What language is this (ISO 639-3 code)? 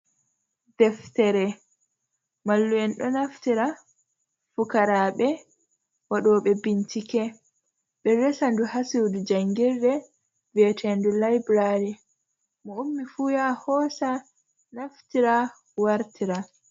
ful